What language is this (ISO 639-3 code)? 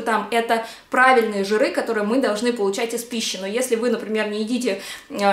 rus